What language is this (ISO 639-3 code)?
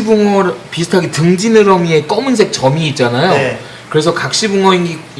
kor